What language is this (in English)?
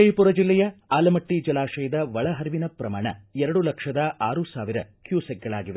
Kannada